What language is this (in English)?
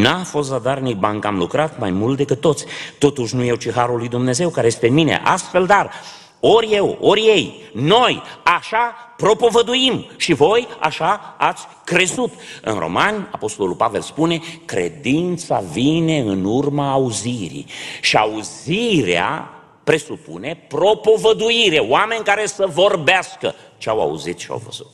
Romanian